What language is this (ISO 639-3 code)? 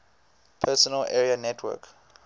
eng